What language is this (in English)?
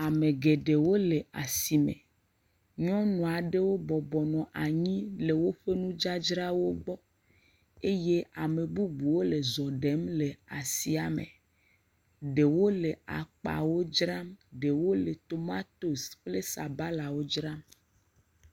Ewe